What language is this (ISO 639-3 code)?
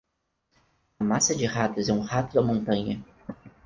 por